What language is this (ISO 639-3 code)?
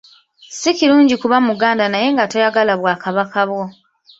lug